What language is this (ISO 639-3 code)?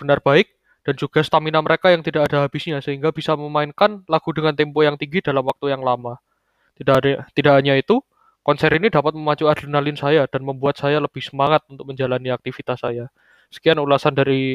ind